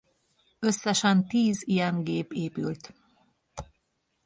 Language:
Hungarian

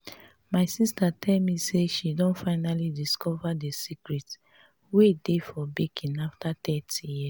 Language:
Nigerian Pidgin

